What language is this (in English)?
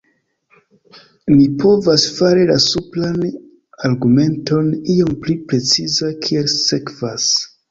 Esperanto